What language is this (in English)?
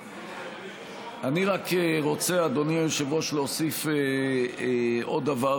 Hebrew